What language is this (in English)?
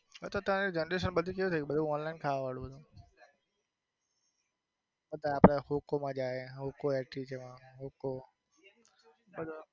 Gujarati